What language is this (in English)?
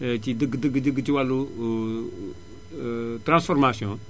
Wolof